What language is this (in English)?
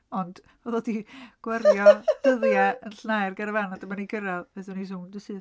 Welsh